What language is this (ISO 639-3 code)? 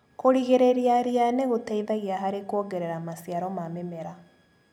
kik